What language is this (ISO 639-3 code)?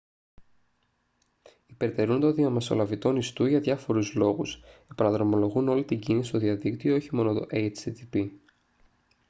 ell